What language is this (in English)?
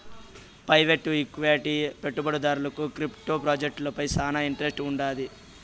Telugu